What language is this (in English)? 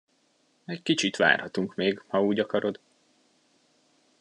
Hungarian